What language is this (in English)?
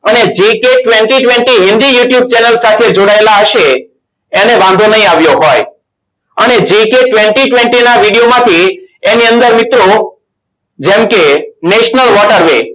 Gujarati